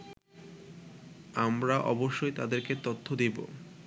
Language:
Bangla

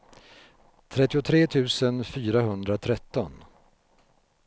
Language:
Swedish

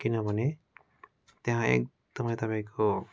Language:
Nepali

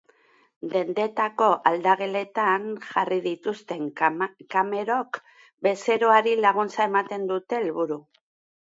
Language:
Basque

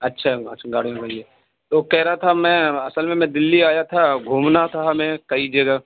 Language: Urdu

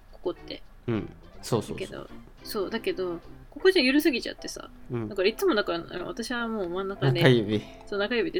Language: Japanese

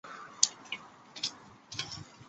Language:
Chinese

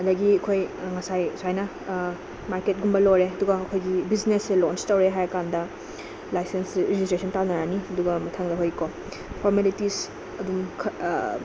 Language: Manipuri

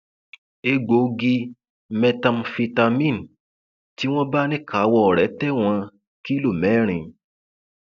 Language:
Yoruba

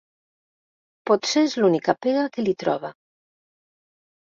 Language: Catalan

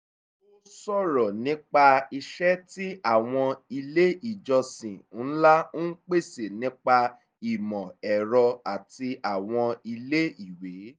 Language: Yoruba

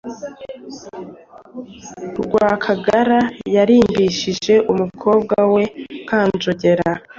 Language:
Kinyarwanda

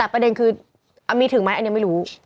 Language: Thai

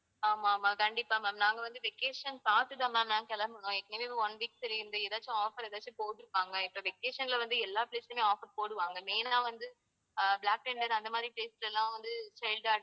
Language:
Tamil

